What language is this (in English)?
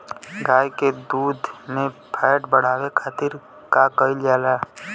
Bhojpuri